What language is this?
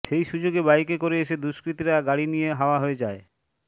Bangla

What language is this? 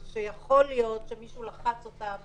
Hebrew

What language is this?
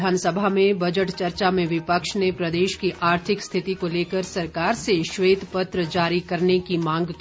Hindi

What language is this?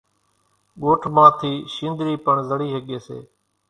Kachi Koli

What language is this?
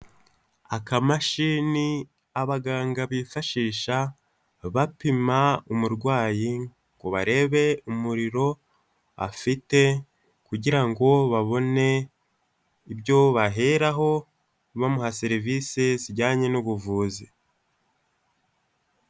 Kinyarwanda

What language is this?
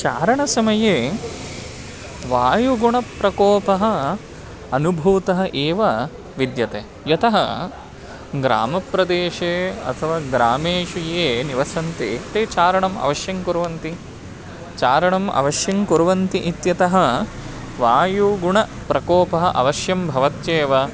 Sanskrit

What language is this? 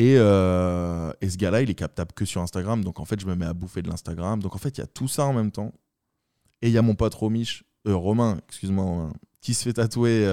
French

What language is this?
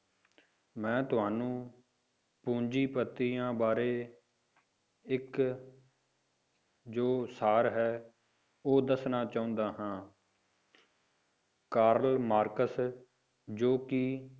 Punjabi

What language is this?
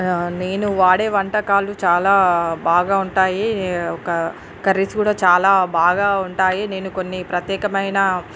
Telugu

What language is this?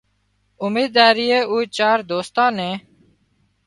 Wadiyara Koli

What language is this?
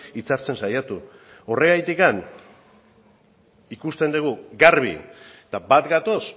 Basque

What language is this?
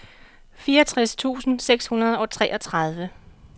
Danish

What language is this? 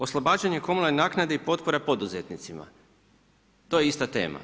Croatian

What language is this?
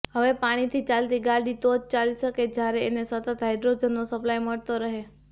Gujarati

